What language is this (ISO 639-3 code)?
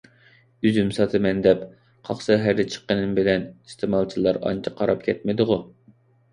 uig